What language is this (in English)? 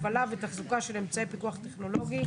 Hebrew